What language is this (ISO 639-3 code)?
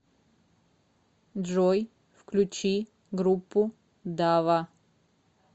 rus